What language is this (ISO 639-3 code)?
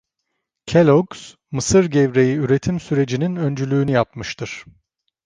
tur